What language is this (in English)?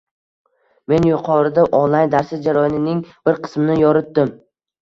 Uzbek